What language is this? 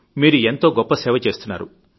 Telugu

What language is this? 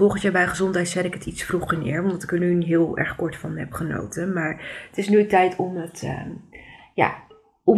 Dutch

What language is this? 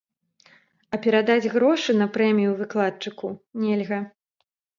Belarusian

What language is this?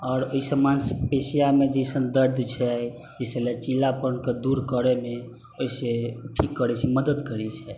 Maithili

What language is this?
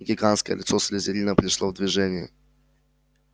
Russian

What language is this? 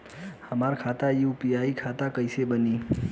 Bhojpuri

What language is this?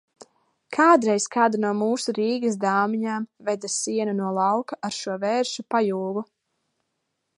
Latvian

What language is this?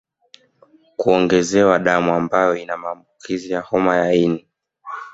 Swahili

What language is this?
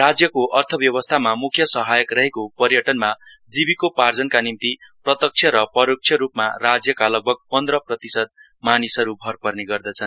Nepali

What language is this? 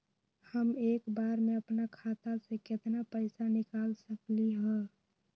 Magahi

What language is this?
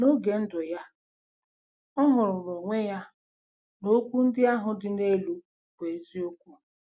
Igbo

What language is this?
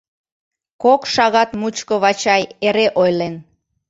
Mari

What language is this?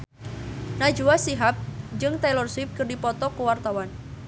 Sundanese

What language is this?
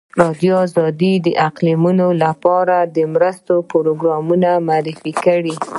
Pashto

